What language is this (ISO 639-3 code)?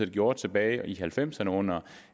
dan